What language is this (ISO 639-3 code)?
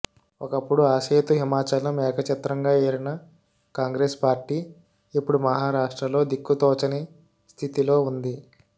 tel